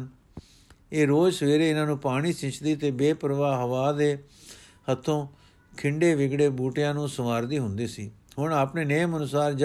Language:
Punjabi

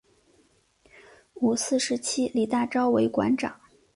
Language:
Chinese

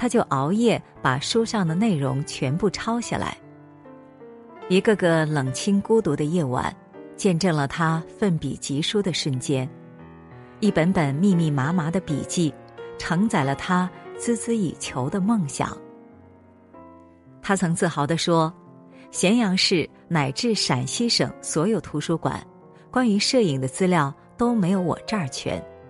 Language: Chinese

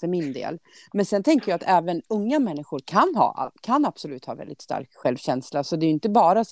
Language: Swedish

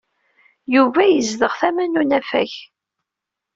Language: Kabyle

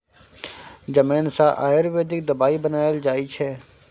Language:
Maithili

